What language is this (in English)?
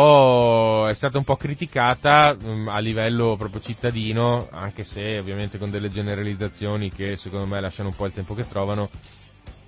Italian